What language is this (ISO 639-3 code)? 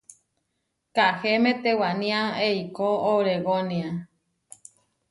var